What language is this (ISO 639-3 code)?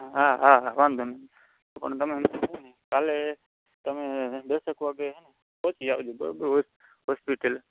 guj